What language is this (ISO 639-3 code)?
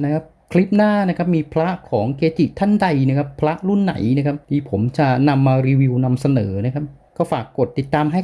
tha